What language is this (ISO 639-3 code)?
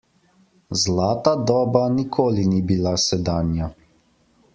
slv